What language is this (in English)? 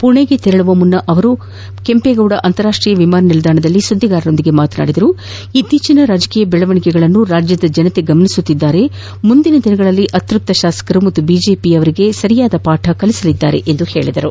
Kannada